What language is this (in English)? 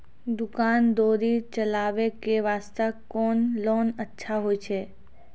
Maithili